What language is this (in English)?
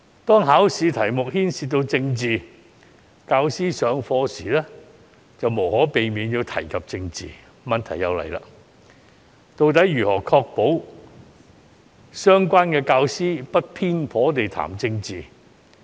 Cantonese